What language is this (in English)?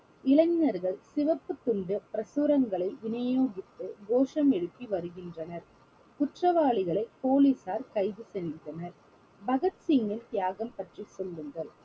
Tamil